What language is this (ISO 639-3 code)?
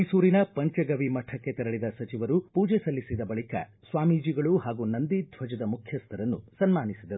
kan